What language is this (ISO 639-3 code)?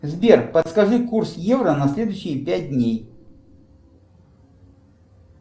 rus